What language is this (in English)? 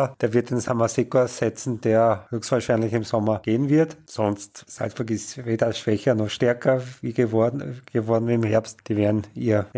German